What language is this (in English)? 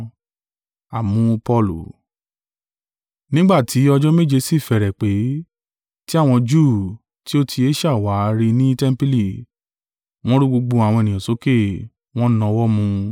Yoruba